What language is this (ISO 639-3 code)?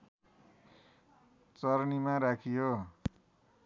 nep